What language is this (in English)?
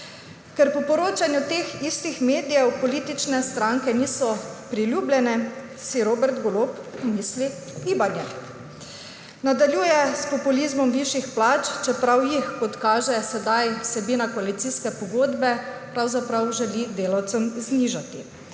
Slovenian